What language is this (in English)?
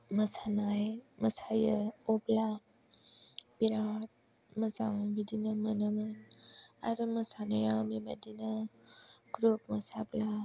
Bodo